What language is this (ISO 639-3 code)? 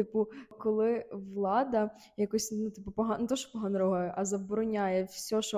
ukr